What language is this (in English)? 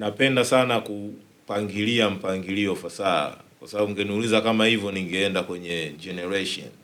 Swahili